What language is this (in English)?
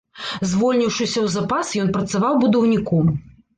Belarusian